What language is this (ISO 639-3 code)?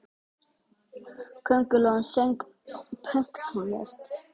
isl